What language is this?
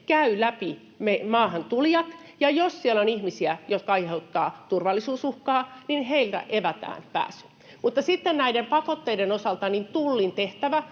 Finnish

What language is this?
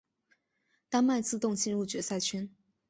Chinese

